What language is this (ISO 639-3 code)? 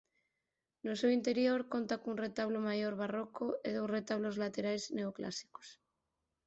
glg